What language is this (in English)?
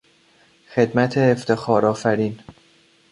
Persian